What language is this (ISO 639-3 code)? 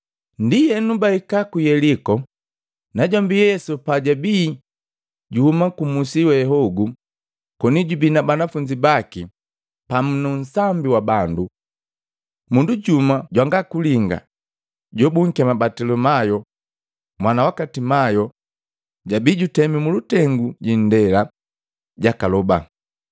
mgv